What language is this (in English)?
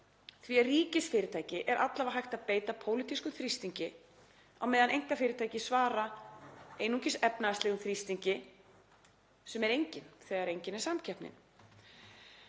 Icelandic